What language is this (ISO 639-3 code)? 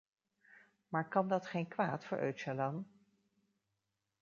nld